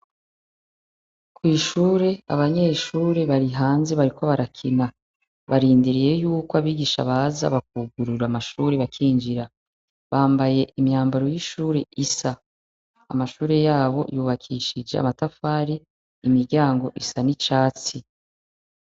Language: Rundi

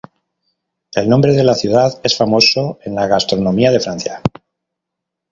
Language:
Spanish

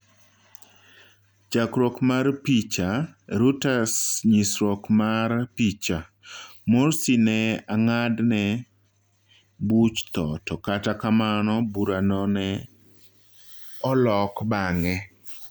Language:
Luo (Kenya and Tanzania)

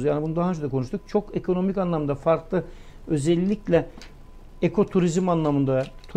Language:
Turkish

